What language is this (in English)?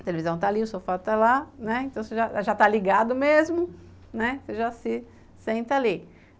Portuguese